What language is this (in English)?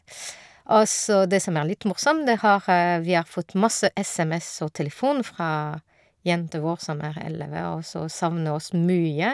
Norwegian